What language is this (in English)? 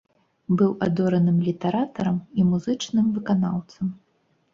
Belarusian